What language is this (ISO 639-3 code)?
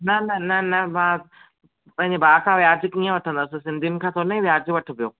snd